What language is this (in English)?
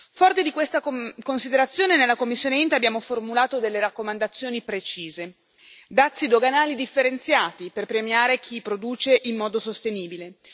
Italian